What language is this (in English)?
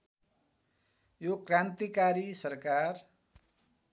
Nepali